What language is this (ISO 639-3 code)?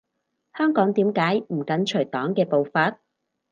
yue